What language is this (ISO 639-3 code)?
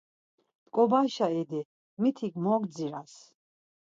lzz